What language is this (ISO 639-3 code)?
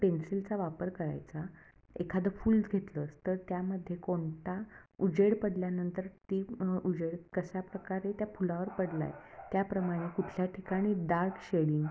mar